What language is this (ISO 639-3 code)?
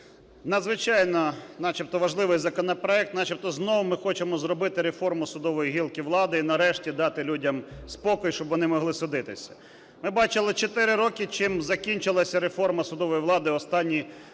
ukr